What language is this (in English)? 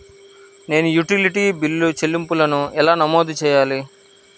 Telugu